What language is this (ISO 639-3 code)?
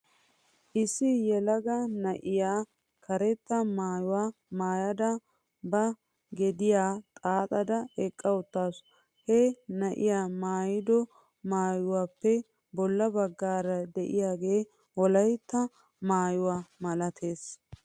wal